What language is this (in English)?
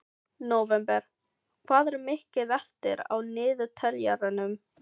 Icelandic